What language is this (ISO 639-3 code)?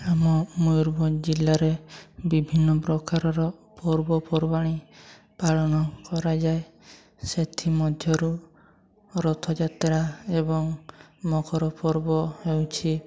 ori